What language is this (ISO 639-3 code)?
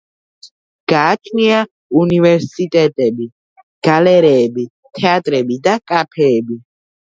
kat